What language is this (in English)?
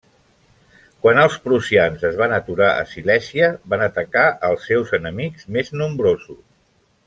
Catalan